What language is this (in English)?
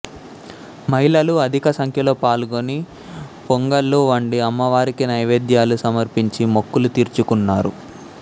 Telugu